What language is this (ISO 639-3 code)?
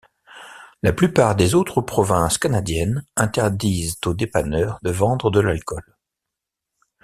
fra